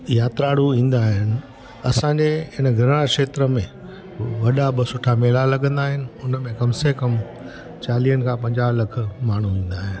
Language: Sindhi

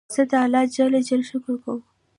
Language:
Pashto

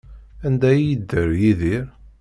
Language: Kabyle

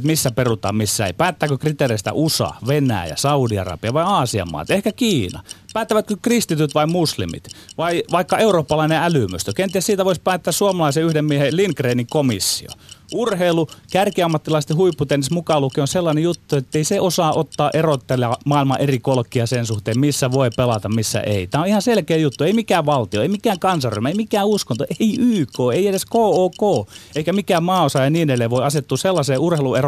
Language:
Finnish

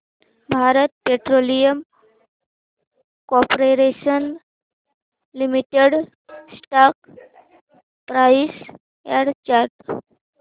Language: Marathi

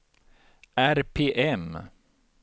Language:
Swedish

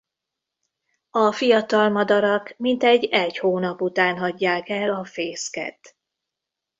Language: Hungarian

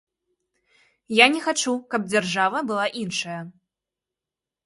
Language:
Belarusian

